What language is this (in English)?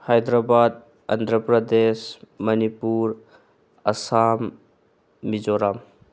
Manipuri